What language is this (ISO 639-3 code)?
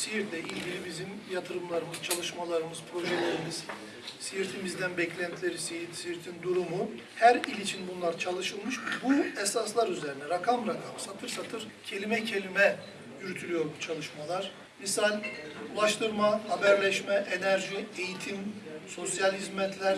tur